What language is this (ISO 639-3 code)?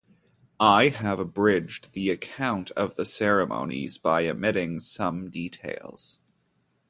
eng